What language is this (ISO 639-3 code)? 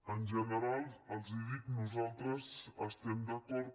cat